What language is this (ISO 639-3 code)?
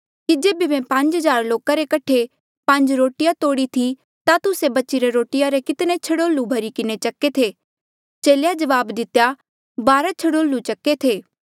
mjl